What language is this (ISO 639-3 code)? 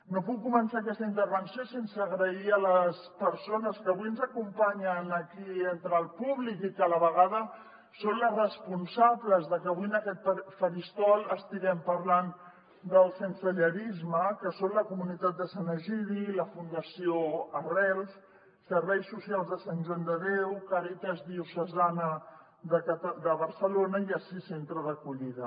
cat